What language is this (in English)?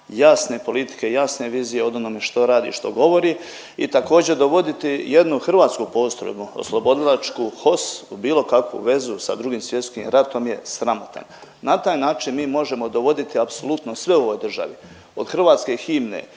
Croatian